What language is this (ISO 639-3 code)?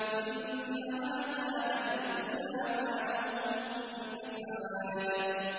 ara